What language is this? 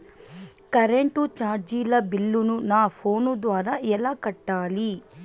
Telugu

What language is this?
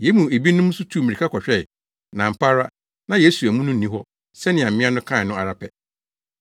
Akan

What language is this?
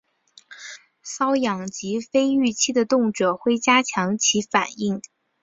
Chinese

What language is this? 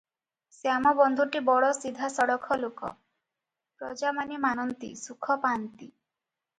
Odia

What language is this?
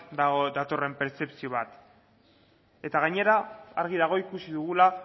Basque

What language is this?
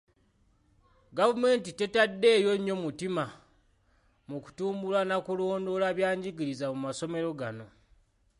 Ganda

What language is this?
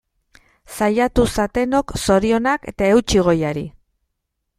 Basque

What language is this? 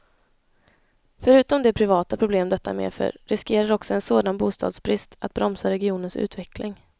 Swedish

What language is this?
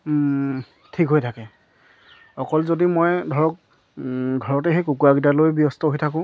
Assamese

